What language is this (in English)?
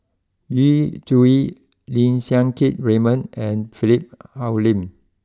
English